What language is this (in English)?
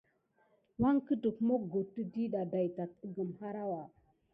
Gidar